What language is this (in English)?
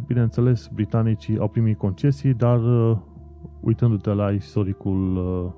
Romanian